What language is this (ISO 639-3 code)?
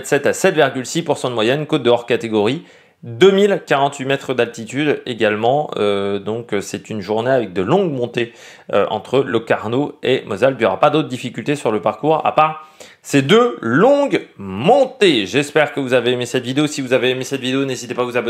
fra